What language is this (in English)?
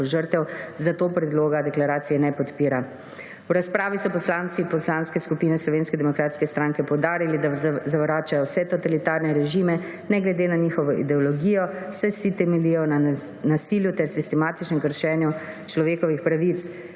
Slovenian